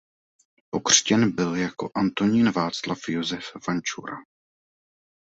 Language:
Czech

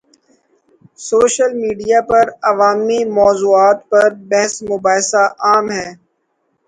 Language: Urdu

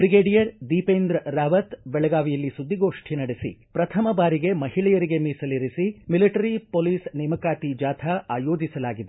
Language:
Kannada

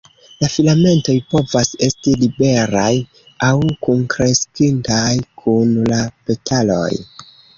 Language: Esperanto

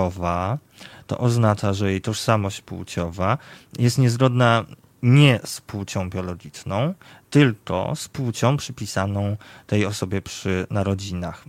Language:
Polish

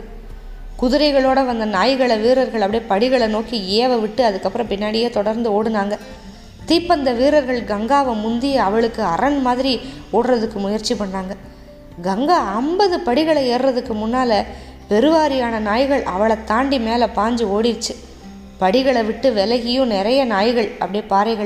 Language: Tamil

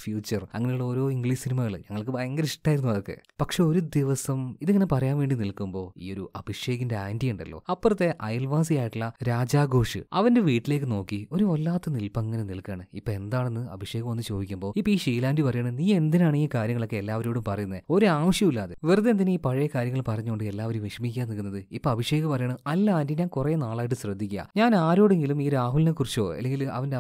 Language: Malayalam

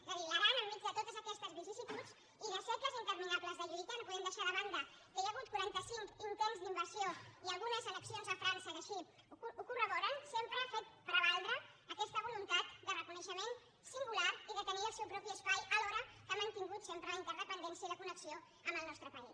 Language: Catalan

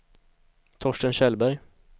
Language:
Swedish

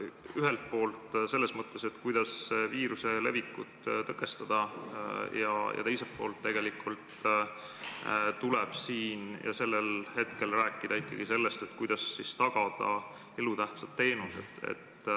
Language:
Estonian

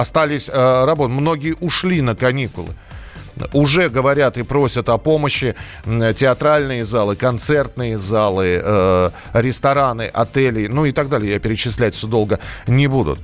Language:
Russian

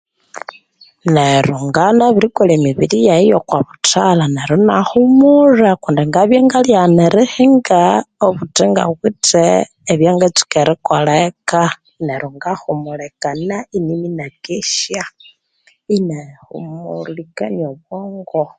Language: Konzo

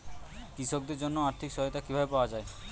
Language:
Bangla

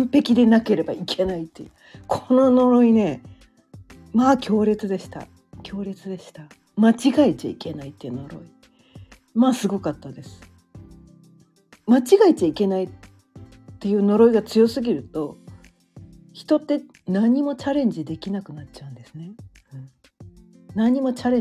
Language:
Japanese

